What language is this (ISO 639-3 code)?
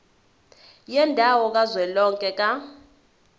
zul